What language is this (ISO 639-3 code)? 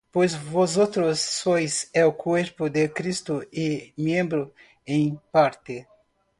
spa